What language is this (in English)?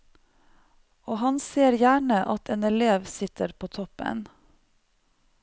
Norwegian